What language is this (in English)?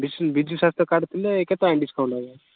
Odia